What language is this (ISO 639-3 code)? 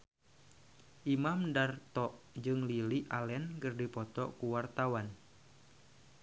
sun